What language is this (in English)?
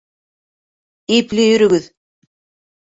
Bashkir